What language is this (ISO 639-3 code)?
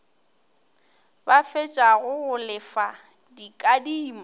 nso